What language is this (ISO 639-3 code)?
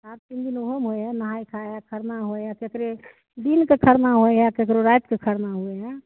mai